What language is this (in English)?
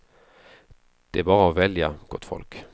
Swedish